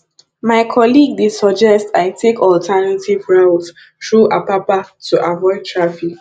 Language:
Nigerian Pidgin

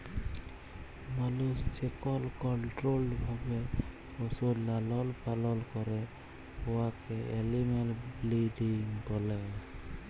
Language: Bangla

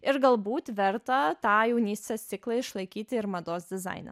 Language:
Lithuanian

